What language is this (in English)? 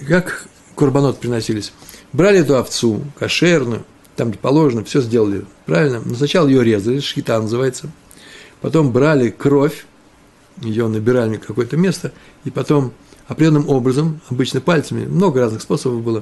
Russian